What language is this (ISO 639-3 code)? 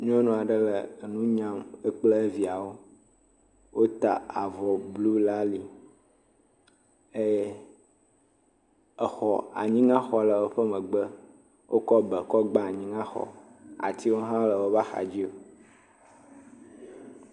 ewe